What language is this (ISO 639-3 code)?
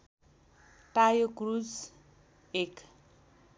nep